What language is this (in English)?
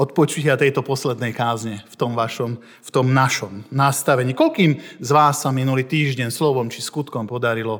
Slovak